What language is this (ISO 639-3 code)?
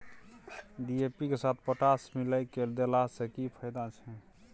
mai